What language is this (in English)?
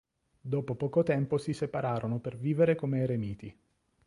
Italian